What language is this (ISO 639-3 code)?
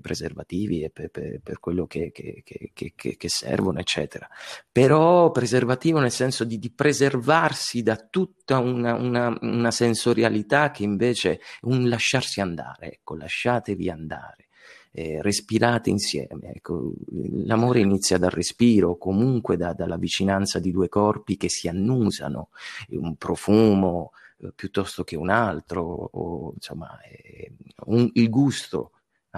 ita